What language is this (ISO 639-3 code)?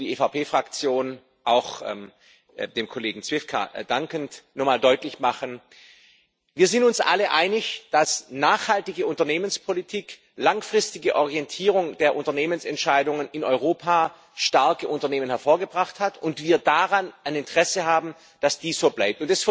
deu